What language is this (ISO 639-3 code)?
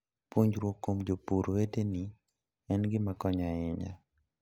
luo